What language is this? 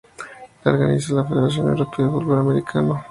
Spanish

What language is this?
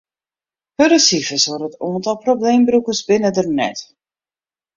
Western Frisian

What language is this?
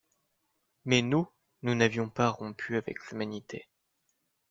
French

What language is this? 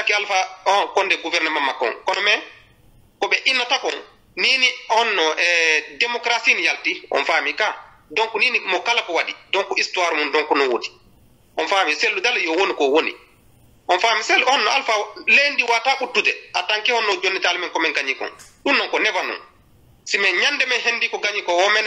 French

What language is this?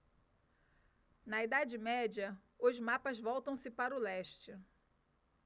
Portuguese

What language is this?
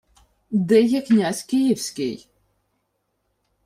Ukrainian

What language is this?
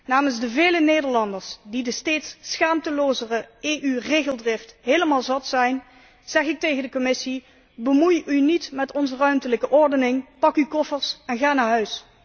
Dutch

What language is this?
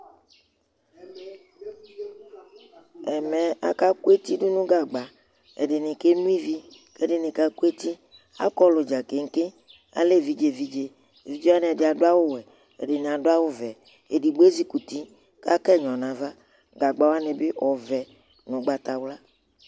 Ikposo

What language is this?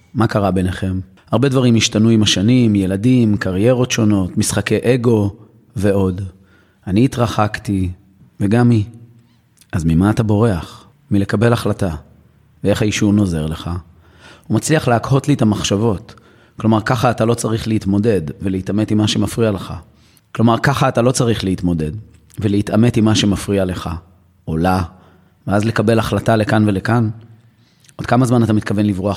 Hebrew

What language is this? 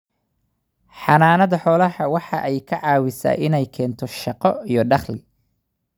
Somali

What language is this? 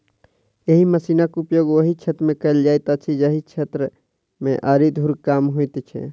Maithili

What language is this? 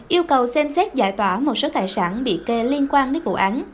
Vietnamese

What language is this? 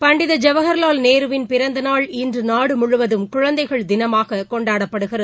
Tamil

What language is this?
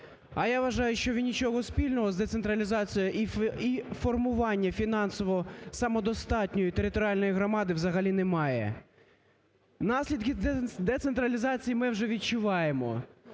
Ukrainian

